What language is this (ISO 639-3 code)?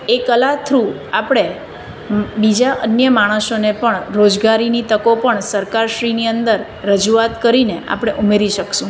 guj